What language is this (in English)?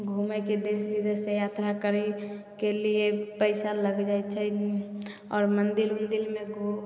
Maithili